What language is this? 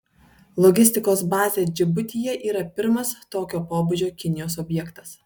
Lithuanian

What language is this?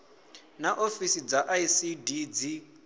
Venda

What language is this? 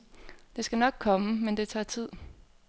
Danish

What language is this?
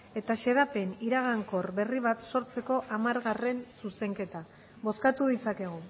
Basque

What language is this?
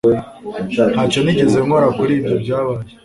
Kinyarwanda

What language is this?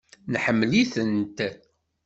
Kabyle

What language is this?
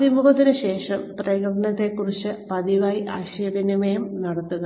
Malayalam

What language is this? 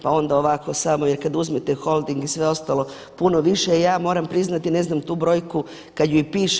Croatian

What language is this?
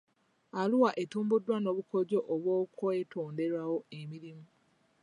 Ganda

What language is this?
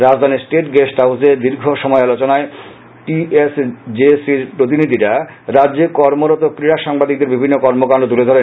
Bangla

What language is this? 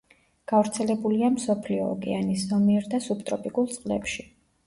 Georgian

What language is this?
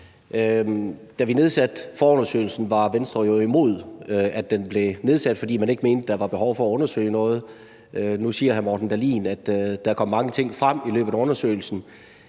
Danish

